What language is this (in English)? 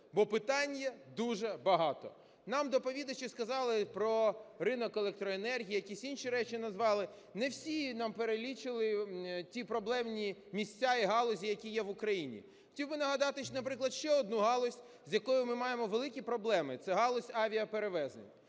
Ukrainian